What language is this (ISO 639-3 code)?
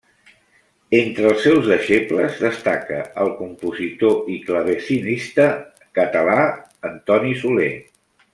cat